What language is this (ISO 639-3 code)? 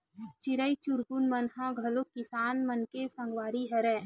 hne